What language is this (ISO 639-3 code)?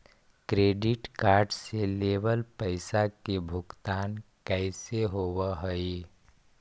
mag